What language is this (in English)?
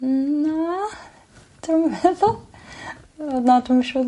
Welsh